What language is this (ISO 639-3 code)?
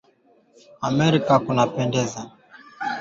swa